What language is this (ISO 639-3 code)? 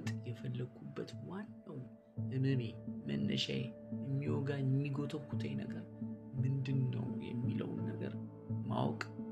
amh